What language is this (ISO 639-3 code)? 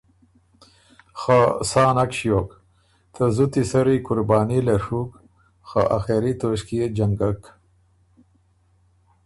oru